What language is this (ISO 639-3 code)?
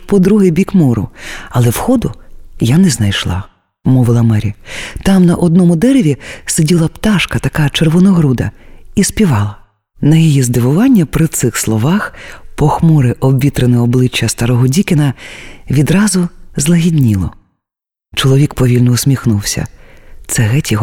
ukr